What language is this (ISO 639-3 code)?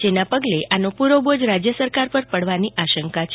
guj